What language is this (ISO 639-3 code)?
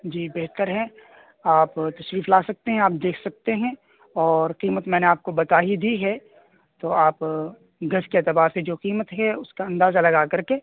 urd